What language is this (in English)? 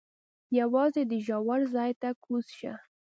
Pashto